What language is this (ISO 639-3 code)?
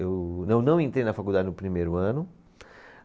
por